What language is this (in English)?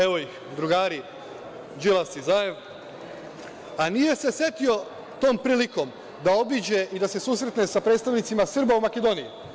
Serbian